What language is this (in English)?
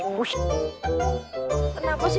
Indonesian